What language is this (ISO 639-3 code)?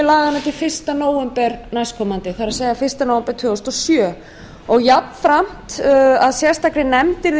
isl